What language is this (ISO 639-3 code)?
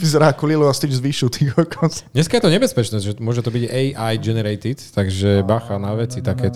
slk